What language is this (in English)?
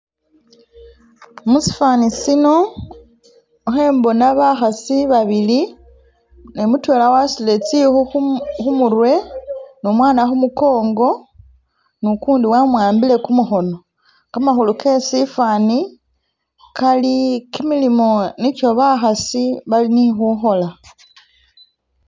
Masaaba